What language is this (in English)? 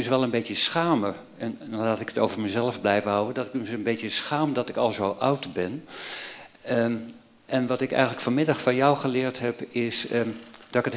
Dutch